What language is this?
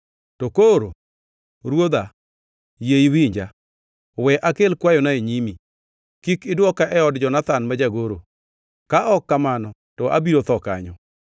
Luo (Kenya and Tanzania)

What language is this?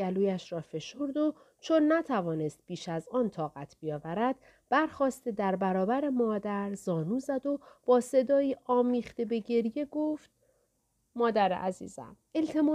Persian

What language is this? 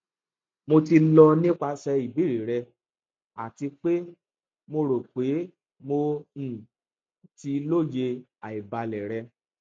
Yoruba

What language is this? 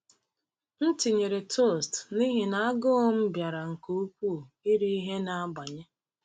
Igbo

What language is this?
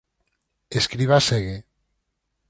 Galician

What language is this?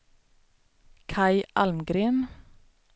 Swedish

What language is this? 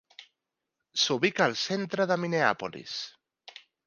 Catalan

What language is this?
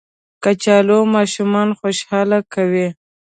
Pashto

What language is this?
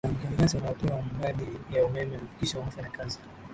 Swahili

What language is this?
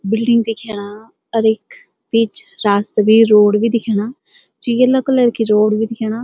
Garhwali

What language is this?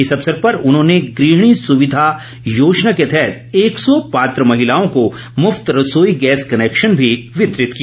Hindi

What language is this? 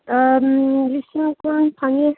Manipuri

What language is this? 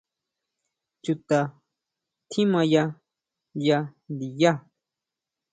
Huautla Mazatec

